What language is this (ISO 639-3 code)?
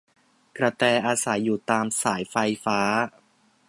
tha